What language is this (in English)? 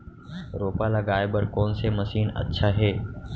Chhattisgarhi